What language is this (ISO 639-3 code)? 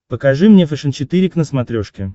rus